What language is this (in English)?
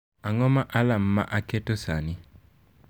Luo (Kenya and Tanzania)